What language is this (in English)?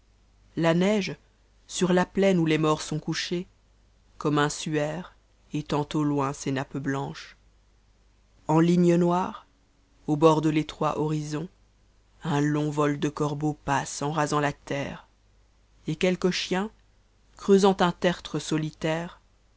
French